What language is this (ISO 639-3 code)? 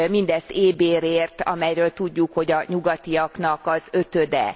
hun